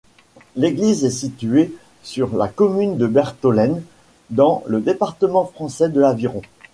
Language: French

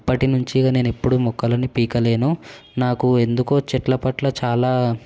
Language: Telugu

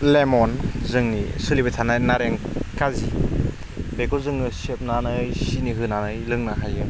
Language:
Bodo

